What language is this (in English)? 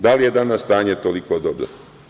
Serbian